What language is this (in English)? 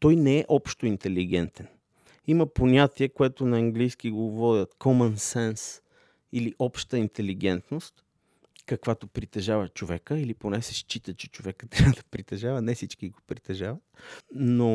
Bulgarian